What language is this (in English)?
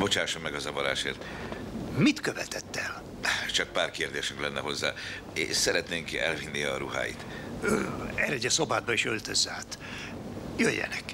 Hungarian